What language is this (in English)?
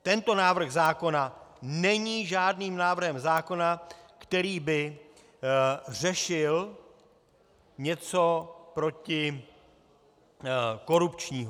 Czech